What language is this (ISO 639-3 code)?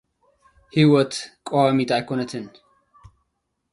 tir